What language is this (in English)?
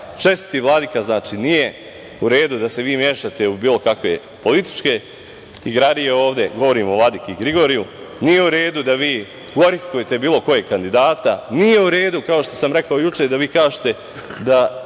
Serbian